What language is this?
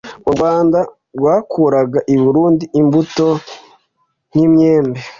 Kinyarwanda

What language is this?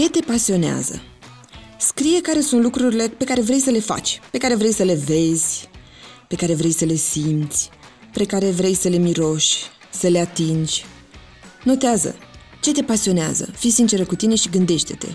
Romanian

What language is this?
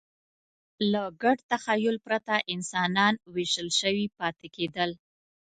Pashto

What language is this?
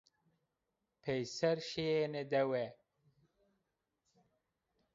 Zaza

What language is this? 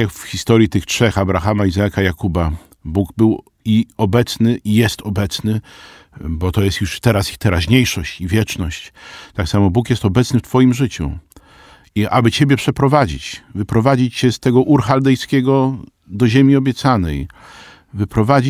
Polish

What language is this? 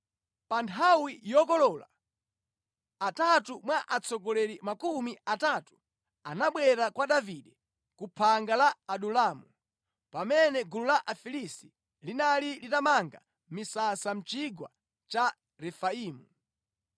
Nyanja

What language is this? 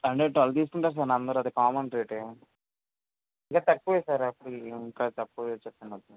Telugu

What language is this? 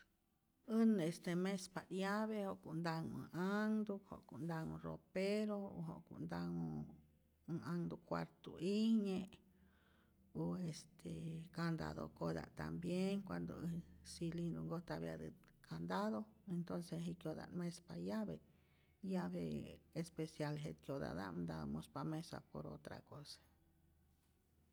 Rayón Zoque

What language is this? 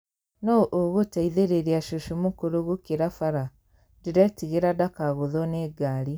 Kikuyu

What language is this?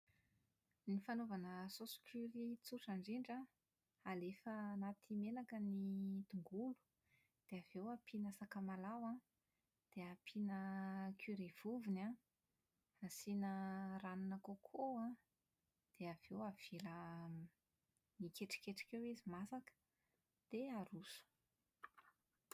Malagasy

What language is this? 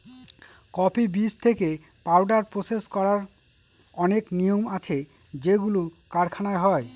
Bangla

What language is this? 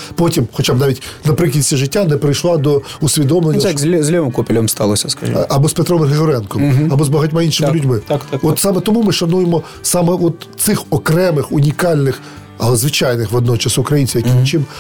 Ukrainian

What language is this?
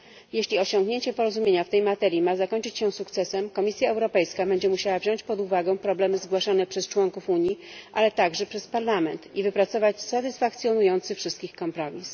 Polish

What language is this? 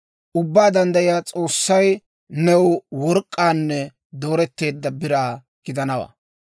Dawro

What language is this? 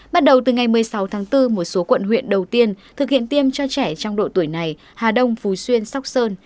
Vietnamese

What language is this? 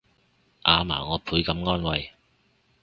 Cantonese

